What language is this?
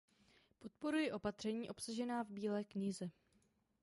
Czech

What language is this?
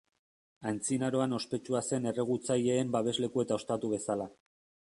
Basque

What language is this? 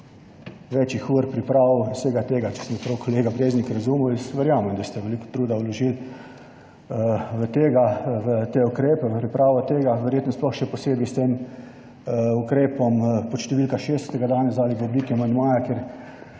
Slovenian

